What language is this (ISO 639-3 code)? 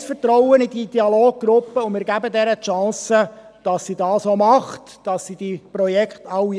gsw